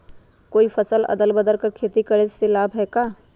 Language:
Magahi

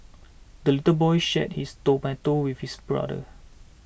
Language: English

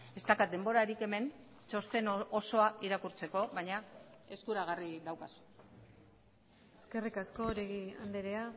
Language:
Basque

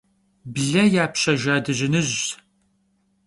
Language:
Kabardian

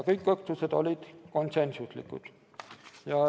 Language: Estonian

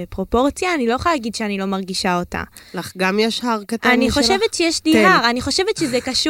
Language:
Hebrew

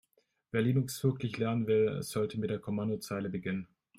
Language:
German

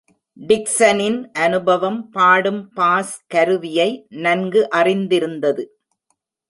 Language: Tamil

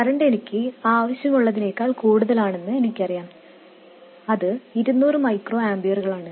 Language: Malayalam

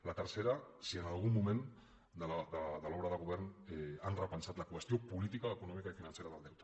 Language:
Catalan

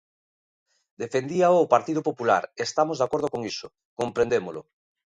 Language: Galician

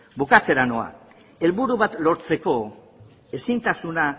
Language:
Basque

